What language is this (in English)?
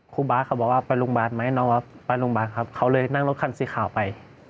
Thai